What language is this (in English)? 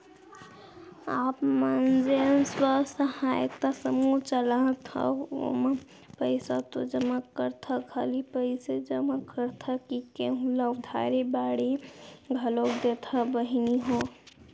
Chhattisgarhi